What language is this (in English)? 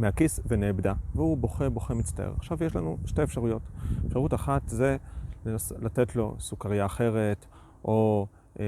Hebrew